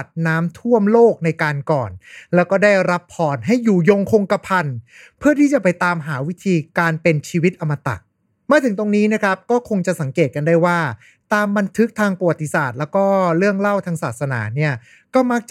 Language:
Thai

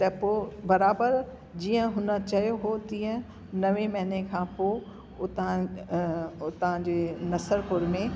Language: Sindhi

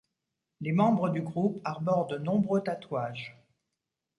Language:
French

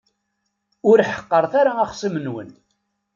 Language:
Kabyle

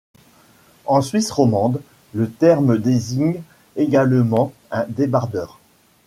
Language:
French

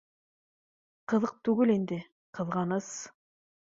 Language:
Bashkir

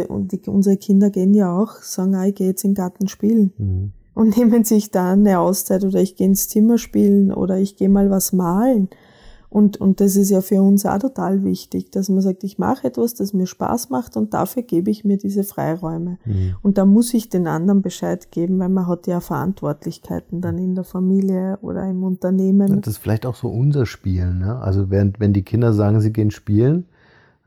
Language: German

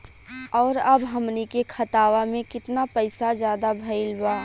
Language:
Bhojpuri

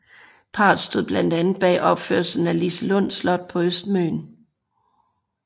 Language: Danish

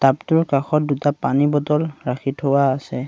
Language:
Assamese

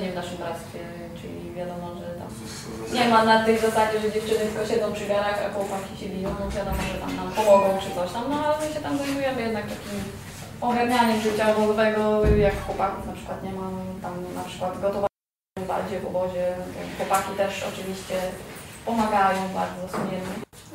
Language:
Polish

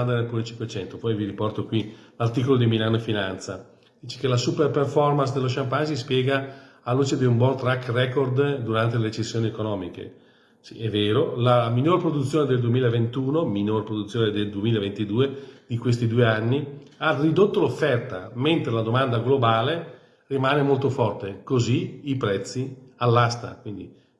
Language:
Italian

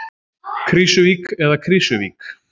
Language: Icelandic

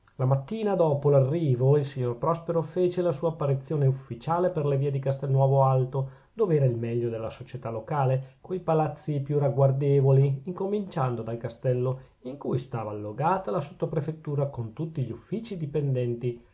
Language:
Italian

